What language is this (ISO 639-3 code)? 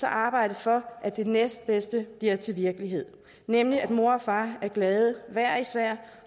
dan